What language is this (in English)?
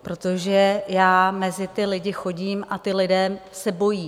Czech